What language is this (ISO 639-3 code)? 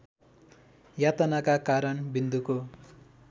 nep